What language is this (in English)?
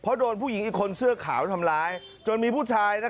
Thai